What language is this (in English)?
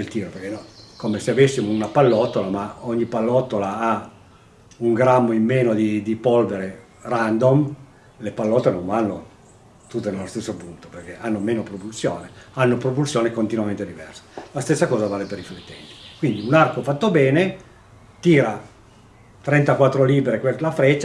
Italian